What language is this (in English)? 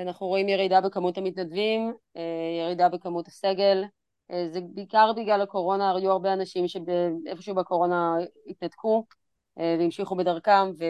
Hebrew